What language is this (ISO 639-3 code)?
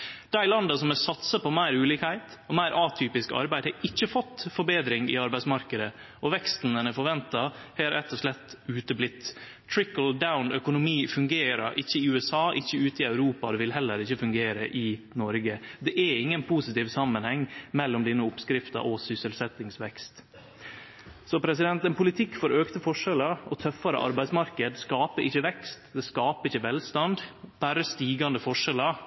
nno